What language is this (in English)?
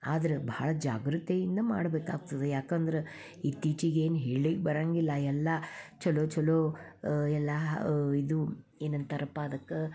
Kannada